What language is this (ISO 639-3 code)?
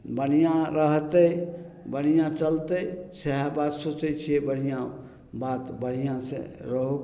mai